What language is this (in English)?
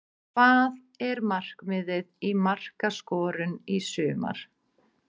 Icelandic